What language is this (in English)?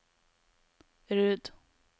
Norwegian